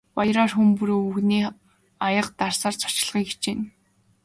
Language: Mongolian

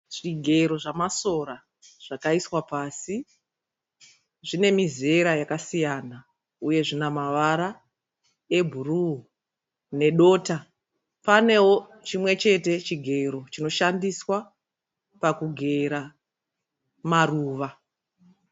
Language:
Shona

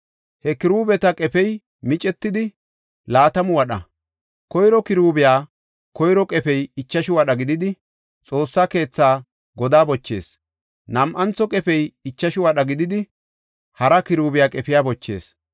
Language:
Gofa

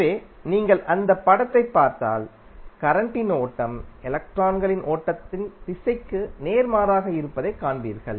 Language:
Tamil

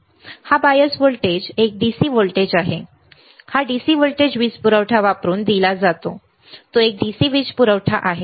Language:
Marathi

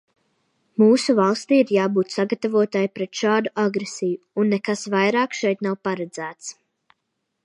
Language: Latvian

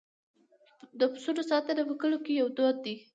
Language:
Pashto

